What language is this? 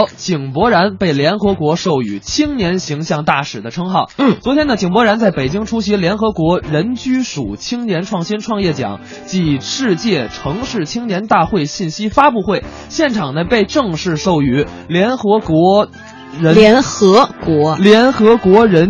Chinese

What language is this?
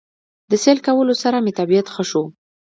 Pashto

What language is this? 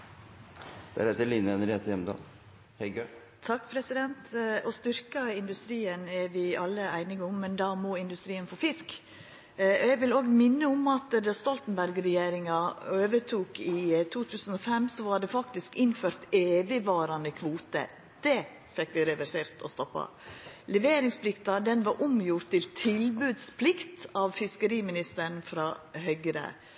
Norwegian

